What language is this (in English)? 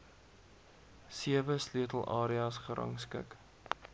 Afrikaans